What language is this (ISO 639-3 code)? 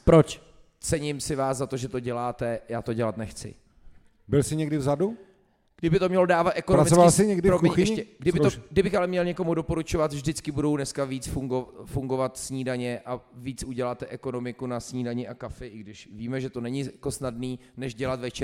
ces